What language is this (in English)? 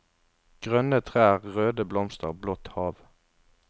Norwegian